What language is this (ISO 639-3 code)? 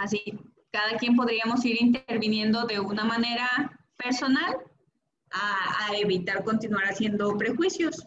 spa